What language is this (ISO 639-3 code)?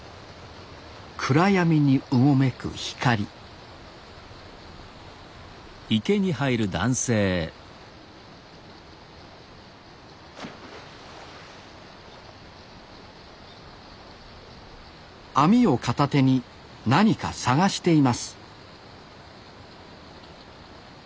jpn